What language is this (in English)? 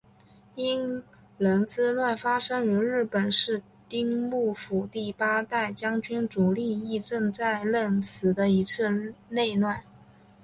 Chinese